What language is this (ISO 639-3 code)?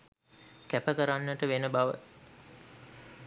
sin